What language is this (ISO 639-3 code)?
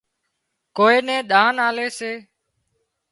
kxp